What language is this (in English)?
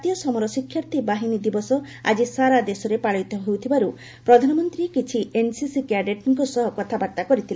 Odia